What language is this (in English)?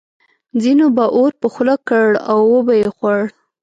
Pashto